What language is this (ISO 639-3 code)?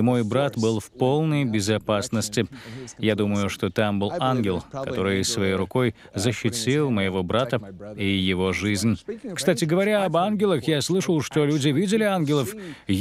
rus